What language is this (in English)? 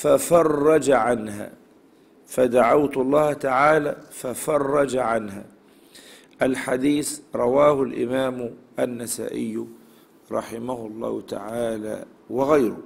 Arabic